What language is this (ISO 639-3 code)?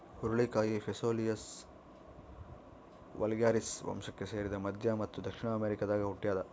kan